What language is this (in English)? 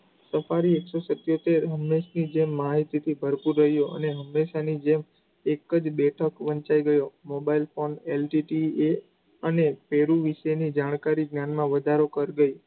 Gujarati